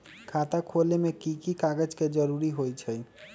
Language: Magahi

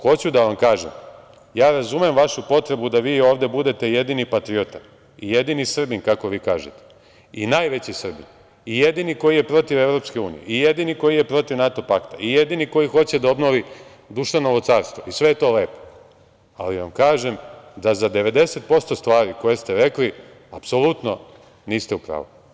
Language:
Serbian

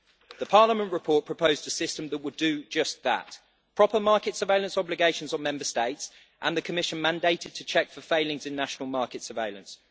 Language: English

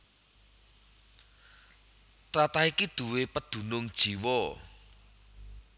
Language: Javanese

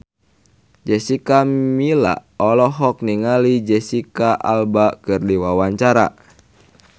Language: Sundanese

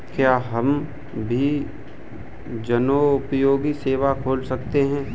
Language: Hindi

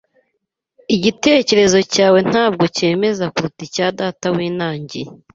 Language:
Kinyarwanda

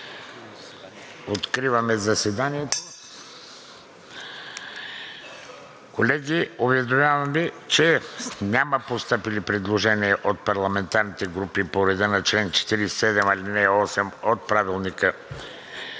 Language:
Bulgarian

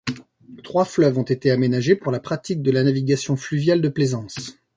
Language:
French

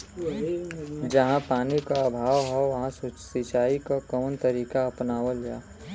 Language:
Bhojpuri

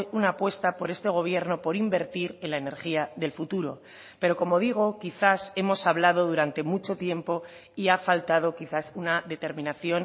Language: Spanish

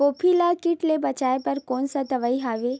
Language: Chhattisgarhi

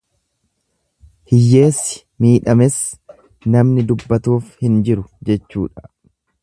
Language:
Oromo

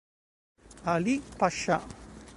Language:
Italian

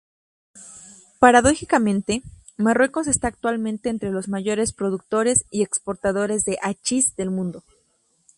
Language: Spanish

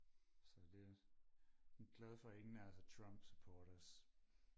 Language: Danish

